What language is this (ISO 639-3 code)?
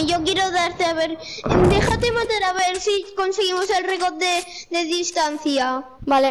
spa